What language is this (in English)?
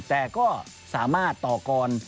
Thai